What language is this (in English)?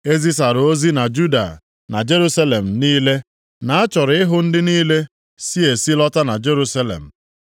Igbo